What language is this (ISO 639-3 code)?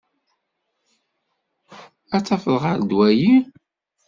kab